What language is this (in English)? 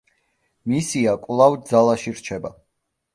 Georgian